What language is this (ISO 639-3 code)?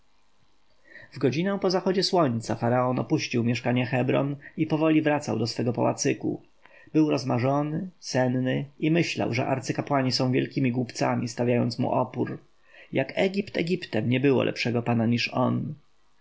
pol